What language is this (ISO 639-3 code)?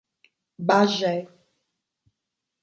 por